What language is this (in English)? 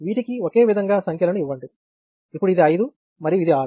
Telugu